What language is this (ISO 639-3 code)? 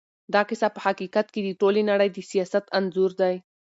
pus